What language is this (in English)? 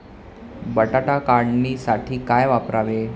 Marathi